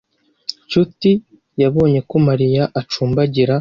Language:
Kinyarwanda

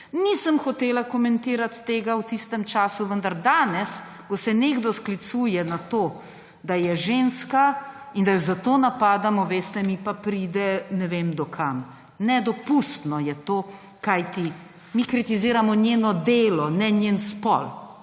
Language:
Slovenian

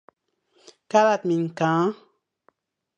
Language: Fang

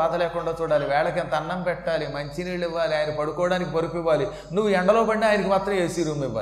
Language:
Telugu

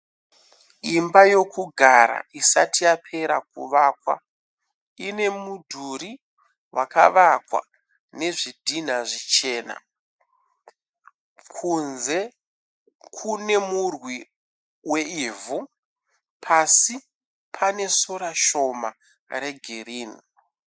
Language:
Shona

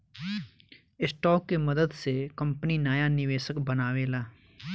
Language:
Bhojpuri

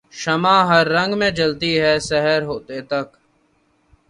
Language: Urdu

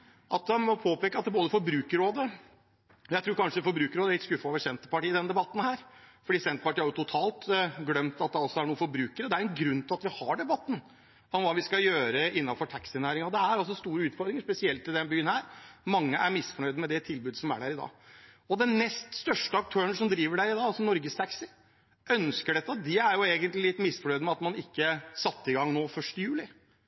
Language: Norwegian Bokmål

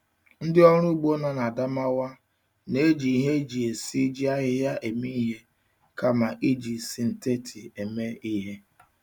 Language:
Igbo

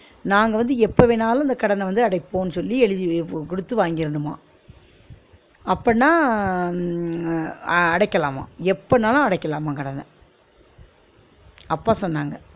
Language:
Tamil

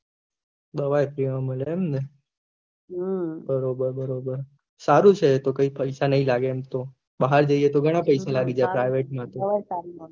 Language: Gujarati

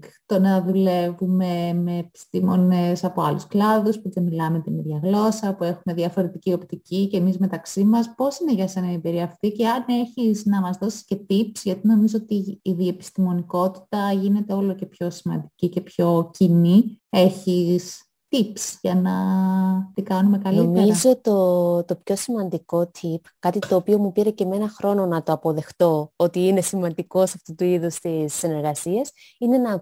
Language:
Greek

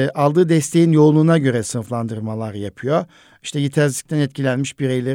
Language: Turkish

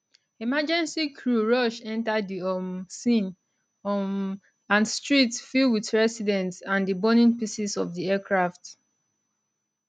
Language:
Nigerian Pidgin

